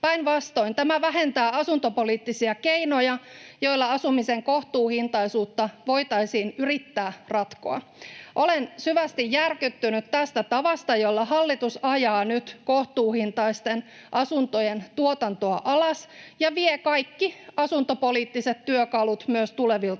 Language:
Finnish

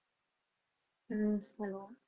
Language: Punjabi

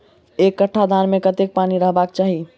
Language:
Maithili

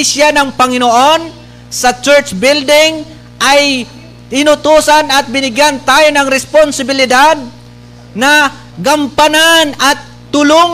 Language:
Filipino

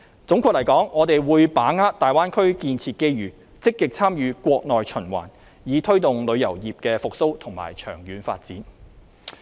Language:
Cantonese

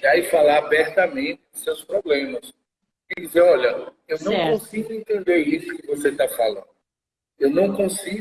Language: Portuguese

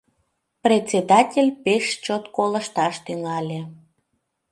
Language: Mari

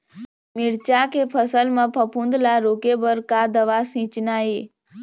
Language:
Chhattisgarhi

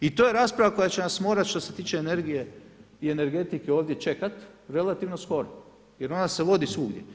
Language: Croatian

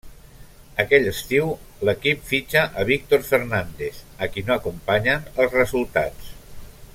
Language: Catalan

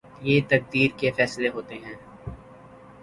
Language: Urdu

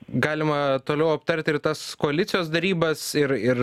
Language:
Lithuanian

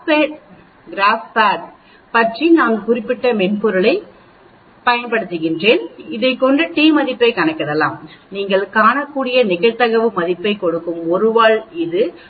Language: Tamil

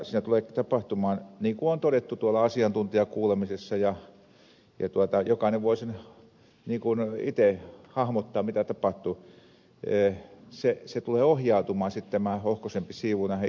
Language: Finnish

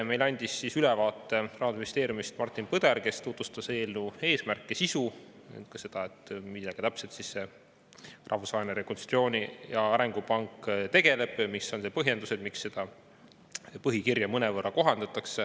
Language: Estonian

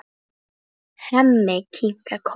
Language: Icelandic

